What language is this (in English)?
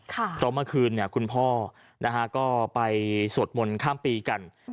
Thai